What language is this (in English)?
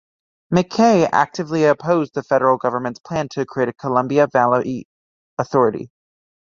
English